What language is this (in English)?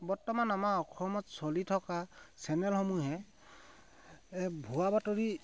Assamese